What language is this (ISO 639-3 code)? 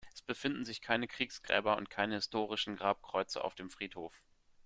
deu